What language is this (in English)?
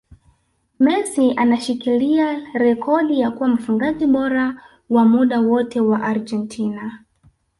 Swahili